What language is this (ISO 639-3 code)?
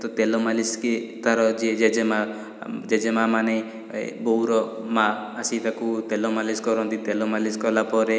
ori